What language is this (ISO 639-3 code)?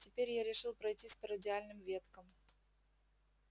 rus